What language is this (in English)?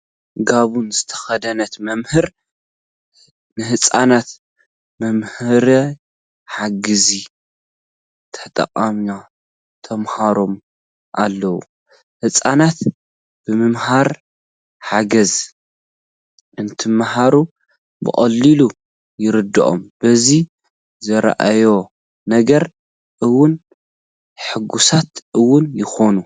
Tigrinya